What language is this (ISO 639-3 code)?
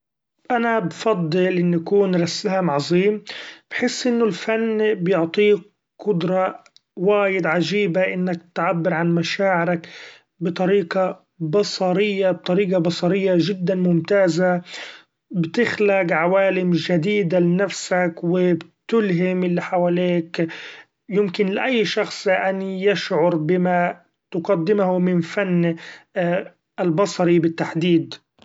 afb